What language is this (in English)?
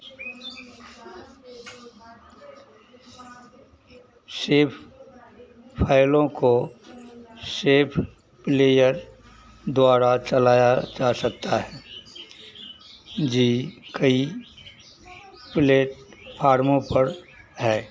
Hindi